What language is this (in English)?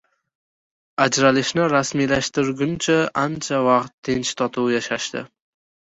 Uzbek